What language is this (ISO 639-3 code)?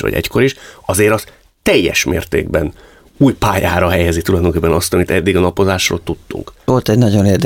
hun